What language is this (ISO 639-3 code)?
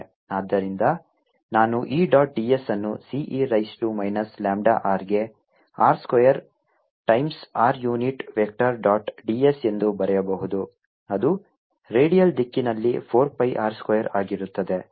kan